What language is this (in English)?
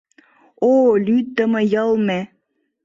Mari